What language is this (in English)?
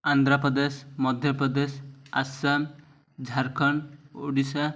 Odia